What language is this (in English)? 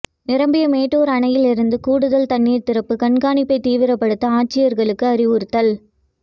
Tamil